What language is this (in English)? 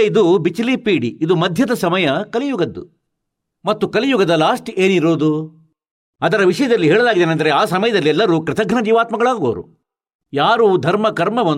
Kannada